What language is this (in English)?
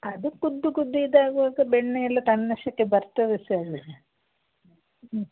Kannada